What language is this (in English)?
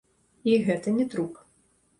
Belarusian